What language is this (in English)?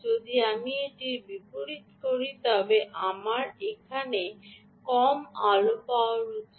Bangla